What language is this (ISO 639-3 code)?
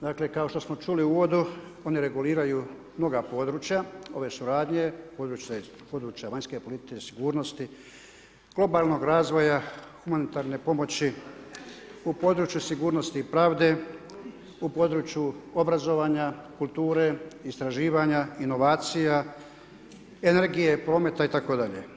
hrv